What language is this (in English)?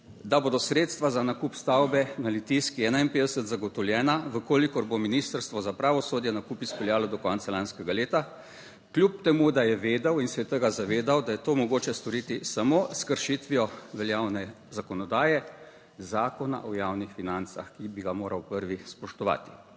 Slovenian